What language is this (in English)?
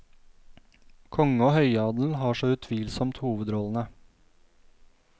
Norwegian